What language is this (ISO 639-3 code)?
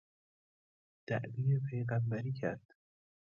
fas